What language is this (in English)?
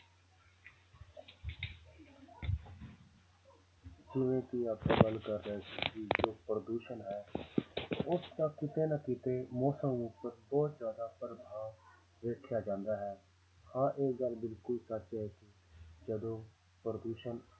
Punjabi